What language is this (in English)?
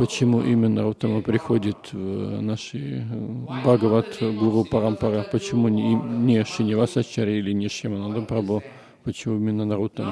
Russian